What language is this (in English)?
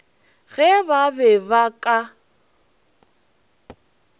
Northern Sotho